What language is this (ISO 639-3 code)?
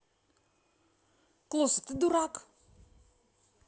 rus